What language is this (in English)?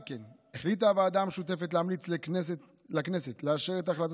Hebrew